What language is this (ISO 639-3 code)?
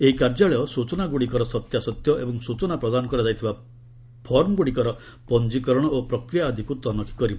ori